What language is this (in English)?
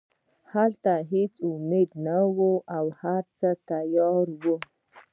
Pashto